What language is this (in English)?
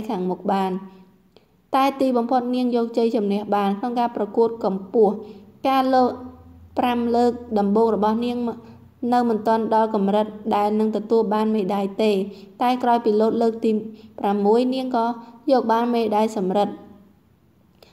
Thai